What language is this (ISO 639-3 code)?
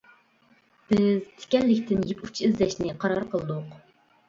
uig